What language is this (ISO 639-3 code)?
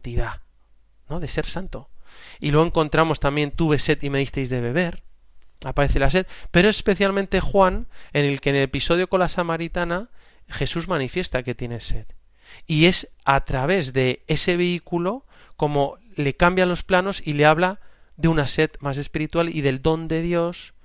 spa